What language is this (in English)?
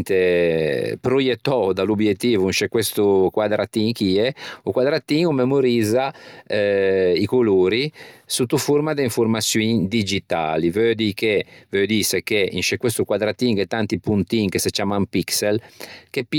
Ligurian